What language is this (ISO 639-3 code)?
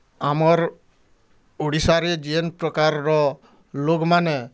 ori